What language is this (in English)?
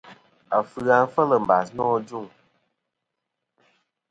Kom